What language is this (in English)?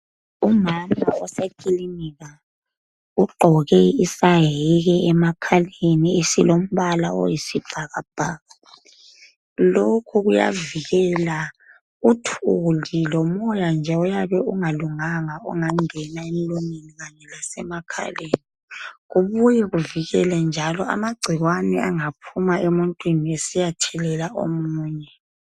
North Ndebele